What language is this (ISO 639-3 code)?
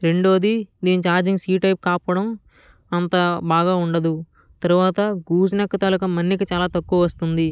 tel